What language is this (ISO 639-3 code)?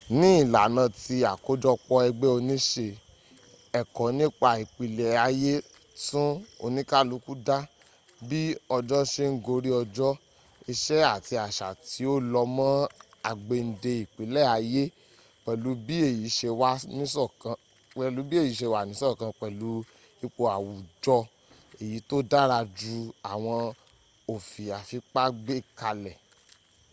yor